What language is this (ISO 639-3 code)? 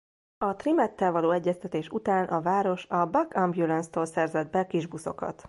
hun